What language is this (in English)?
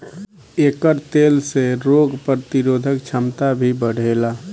Bhojpuri